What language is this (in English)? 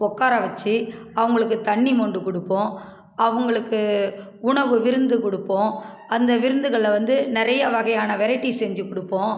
Tamil